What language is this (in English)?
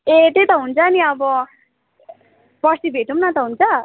Nepali